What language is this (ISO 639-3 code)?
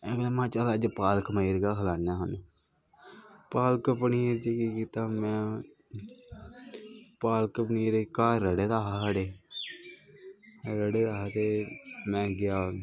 doi